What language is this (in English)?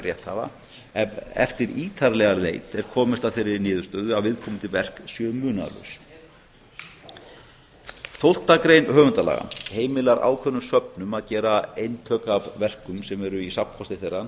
Icelandic